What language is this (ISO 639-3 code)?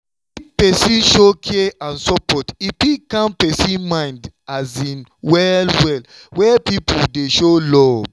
pcm